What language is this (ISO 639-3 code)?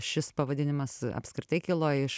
lit